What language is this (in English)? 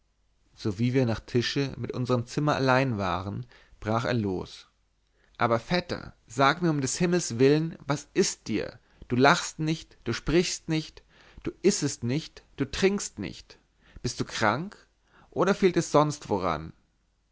German